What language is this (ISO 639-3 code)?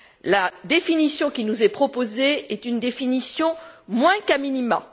fra